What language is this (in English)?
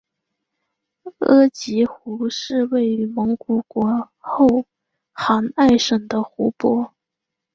Chinese